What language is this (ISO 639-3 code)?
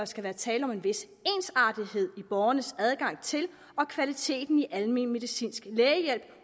dan